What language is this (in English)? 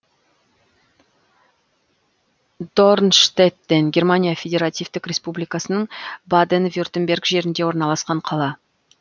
Kazakh